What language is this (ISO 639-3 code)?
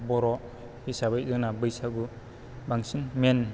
brx